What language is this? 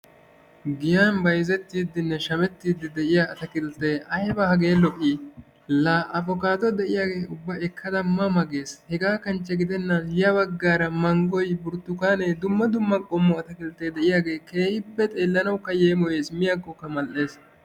Wolaytta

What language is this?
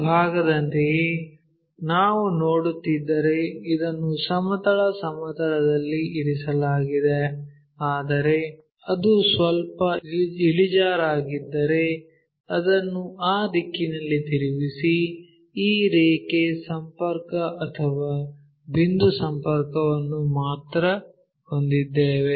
Kannada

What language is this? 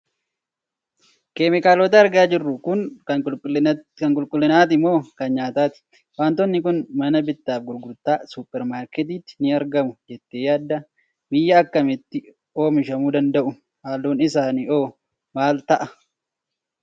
Oromo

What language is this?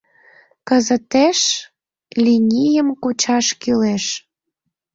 Mari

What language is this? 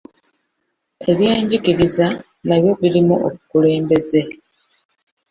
Ganda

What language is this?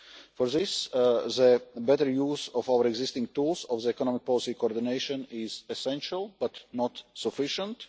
English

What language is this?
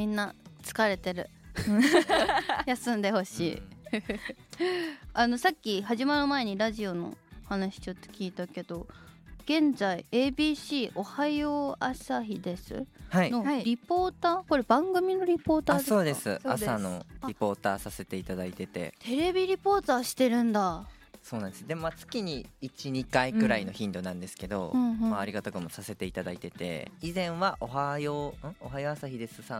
Japanese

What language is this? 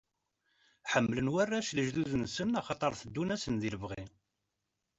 Kabyle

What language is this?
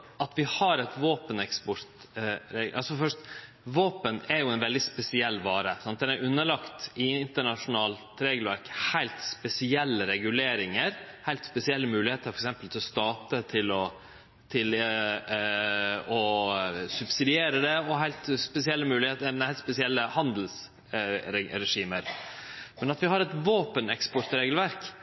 Norwegian Nynorsk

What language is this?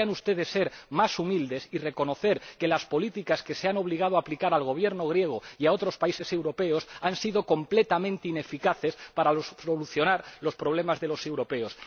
Spanish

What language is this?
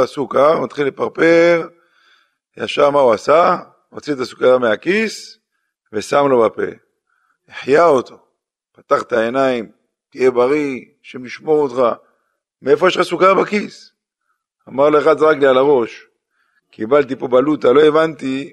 Hebrew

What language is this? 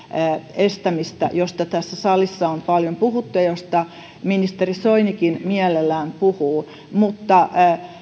Finnish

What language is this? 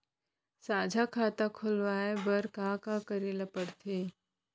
Chhattisgarhi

